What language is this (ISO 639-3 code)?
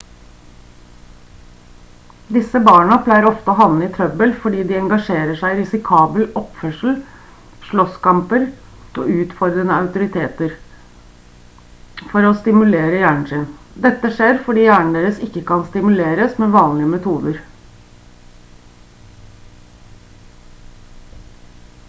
nob